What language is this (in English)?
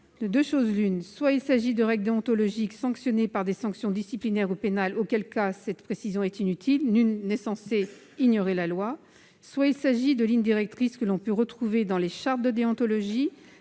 French